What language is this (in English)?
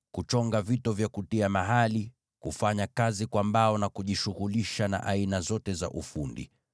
Swahili